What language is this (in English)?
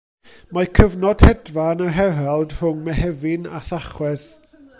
Welsh